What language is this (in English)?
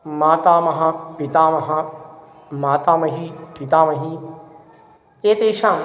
Sanskrit